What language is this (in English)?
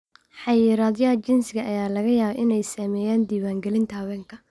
Somali